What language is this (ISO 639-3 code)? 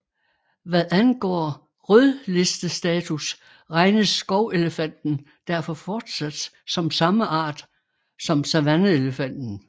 dan